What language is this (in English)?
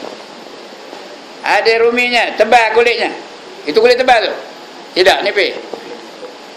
Malay